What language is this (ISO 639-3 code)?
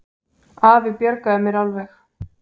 isl